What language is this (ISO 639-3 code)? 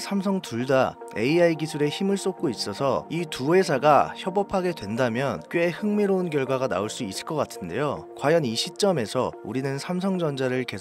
kor